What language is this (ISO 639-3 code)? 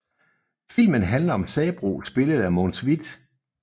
dan